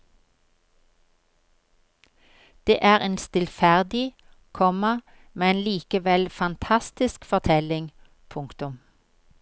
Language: Norwegian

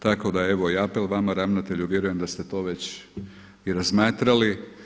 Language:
Croatian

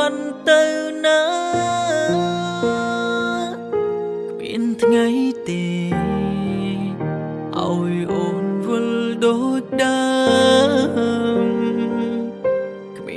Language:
Vietnamese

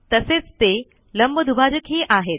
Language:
Marathi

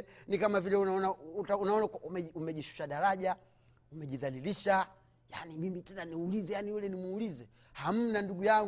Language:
Swahili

